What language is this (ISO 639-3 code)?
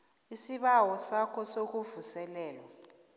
nbl